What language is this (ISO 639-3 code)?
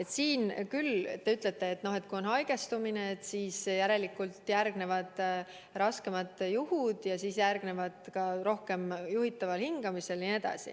est